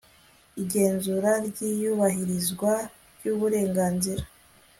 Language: Kinyarwanda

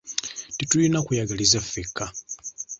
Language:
Ganda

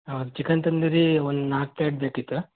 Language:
Kannada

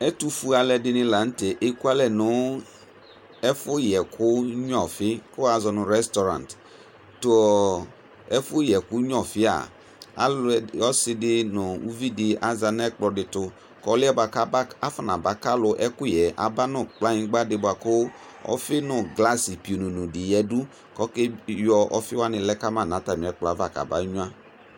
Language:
Ikposo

